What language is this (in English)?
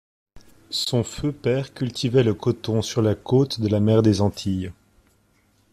French